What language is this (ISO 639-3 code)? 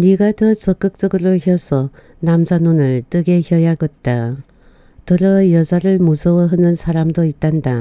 kor